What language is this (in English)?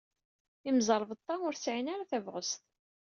Kabyle